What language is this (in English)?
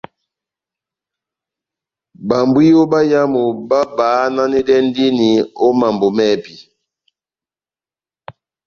Batanga